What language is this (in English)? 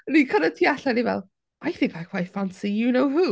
Welsh